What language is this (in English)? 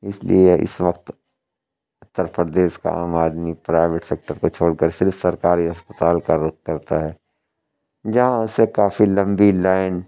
Urdu